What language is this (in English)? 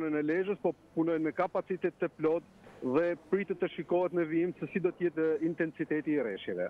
Romanian